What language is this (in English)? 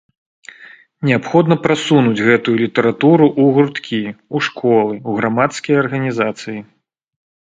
Belarusian